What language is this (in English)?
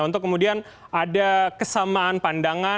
Indonesian